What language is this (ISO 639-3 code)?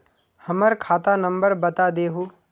mag